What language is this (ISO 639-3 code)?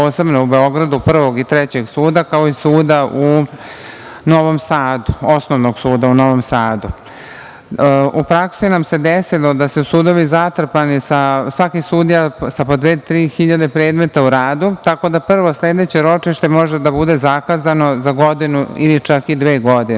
srp